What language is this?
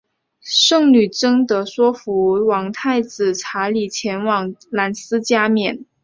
Chinese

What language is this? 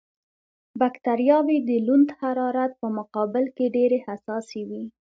Pashto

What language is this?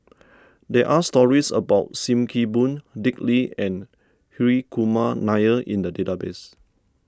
English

